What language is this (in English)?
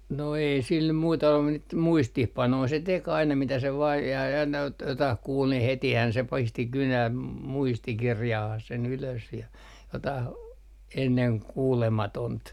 Finnish